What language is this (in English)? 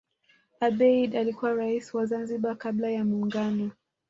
Swahili